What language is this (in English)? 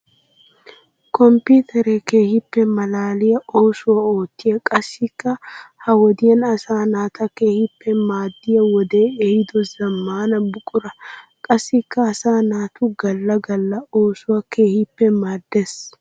Wolaytta